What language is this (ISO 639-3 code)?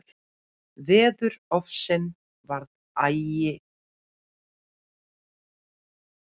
isl